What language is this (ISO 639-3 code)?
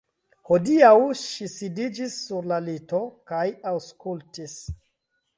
epo